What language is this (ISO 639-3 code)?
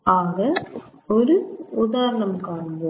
tam